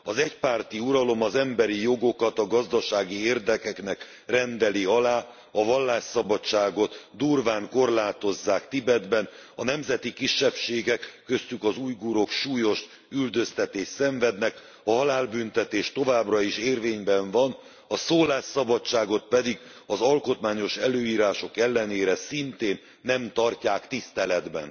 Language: Hungarian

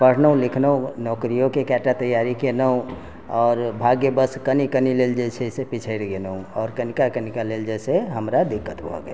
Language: Maithili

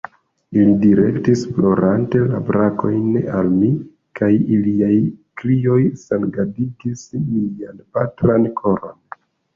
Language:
Esperanto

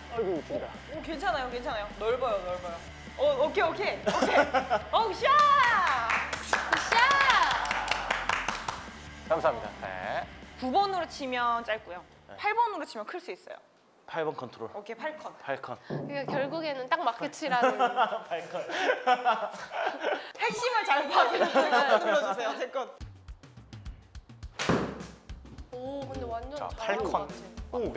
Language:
Korean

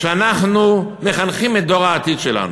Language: Hebrew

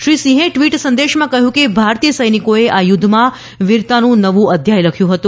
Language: Gujarati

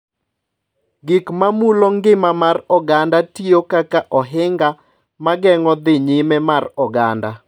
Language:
Luo (Kenya and Tanzania)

